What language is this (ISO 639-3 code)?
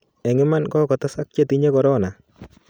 kln